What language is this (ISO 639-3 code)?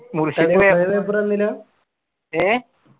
mal